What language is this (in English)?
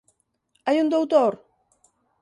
Galician